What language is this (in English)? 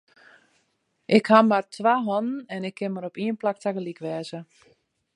Western Frisian